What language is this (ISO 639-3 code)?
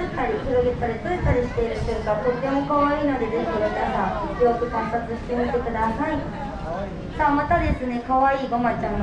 jpn